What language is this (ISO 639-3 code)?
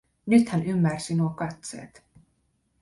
fin